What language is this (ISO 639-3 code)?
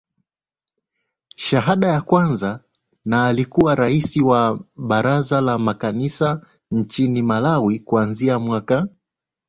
swa